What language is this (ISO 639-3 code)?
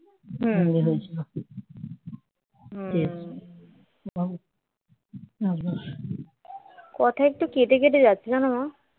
ben